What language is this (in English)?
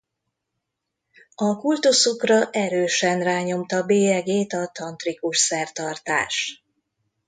Hungarian